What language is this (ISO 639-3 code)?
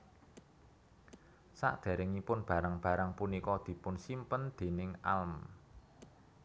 jav